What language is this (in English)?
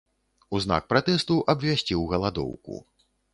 Belarusian